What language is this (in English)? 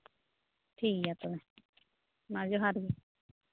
Santali